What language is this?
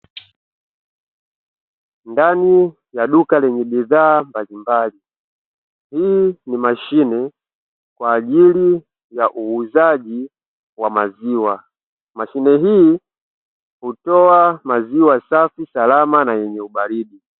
Swahili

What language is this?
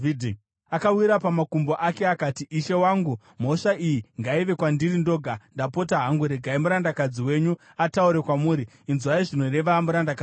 Shona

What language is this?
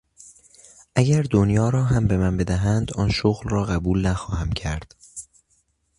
Persian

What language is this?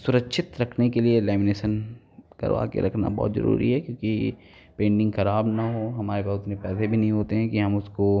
Hindi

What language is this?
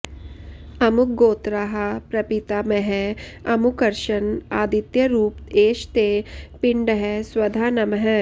Sanskrit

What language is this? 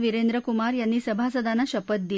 Marathi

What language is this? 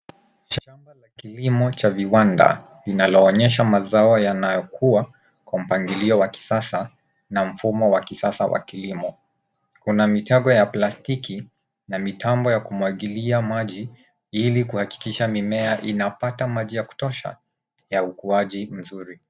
Swahili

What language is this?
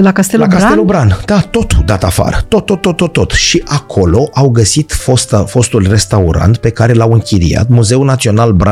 Romanian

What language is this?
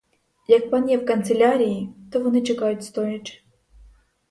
Ukrainian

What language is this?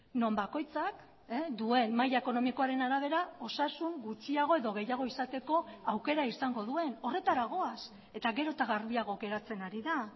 Basque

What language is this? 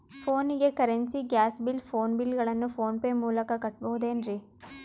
Kannada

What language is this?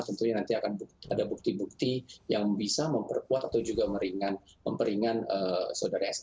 Indonesian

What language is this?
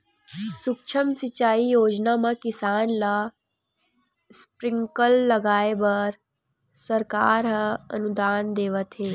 Chhattisgarhi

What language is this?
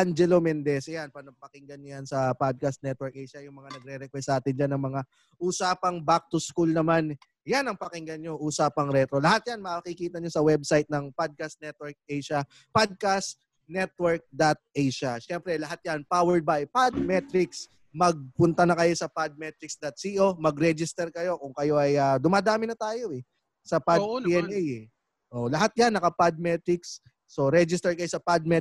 Filipino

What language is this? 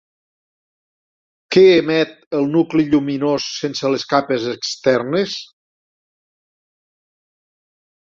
Catalan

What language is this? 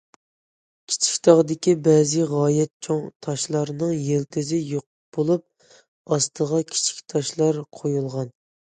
Uyghur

